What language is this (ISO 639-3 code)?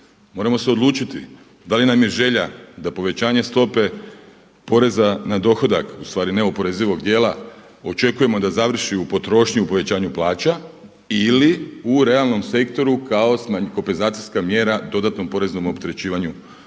hrv